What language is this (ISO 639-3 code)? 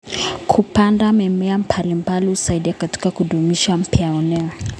kln